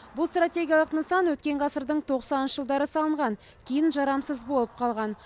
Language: Kazakh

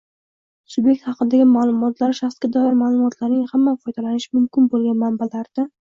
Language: Uzbek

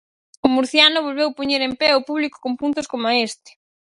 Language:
Galician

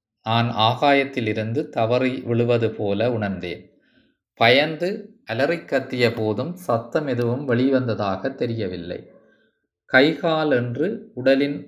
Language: Tamil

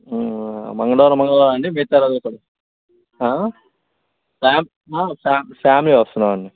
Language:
Telugu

